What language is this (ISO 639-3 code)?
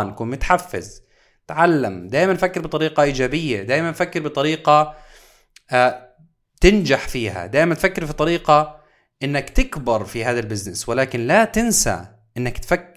ara